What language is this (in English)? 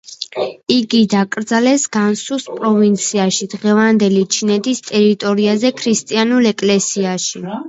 Georgian